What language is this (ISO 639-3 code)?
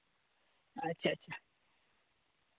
sat